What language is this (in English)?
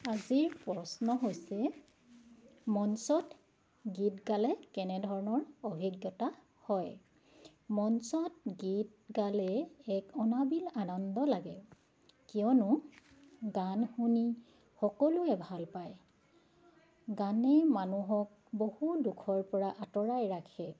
Assamese